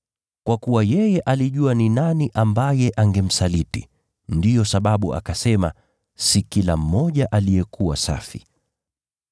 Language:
Swahili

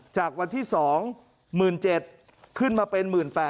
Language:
Thai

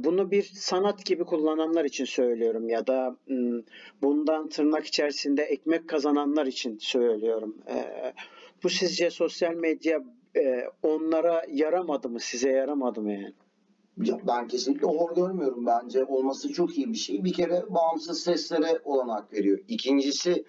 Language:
Turkish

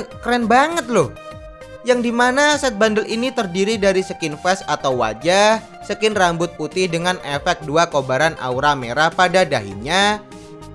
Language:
Indonesian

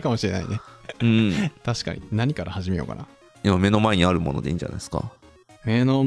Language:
Japanese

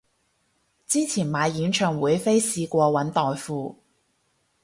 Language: Cantonese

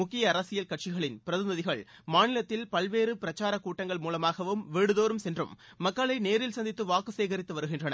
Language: Tamil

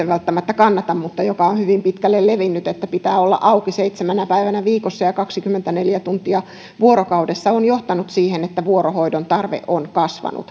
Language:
Finnish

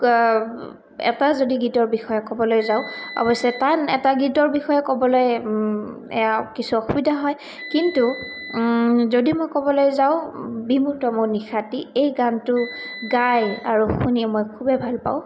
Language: Assamese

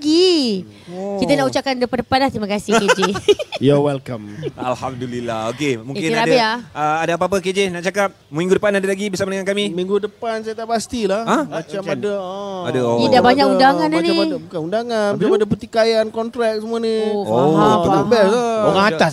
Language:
Malay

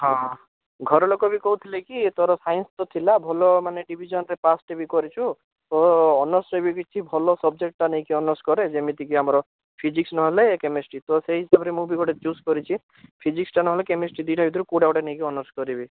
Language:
Odia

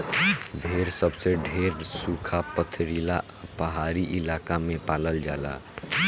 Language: Bhojpuri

